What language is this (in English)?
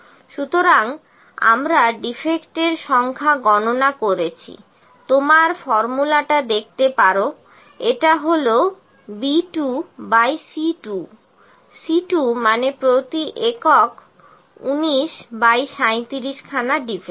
Bangla